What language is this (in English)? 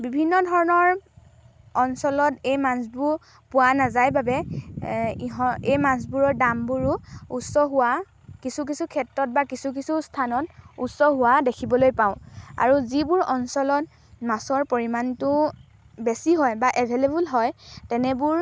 Assamese